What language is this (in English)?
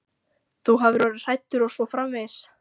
Icelandic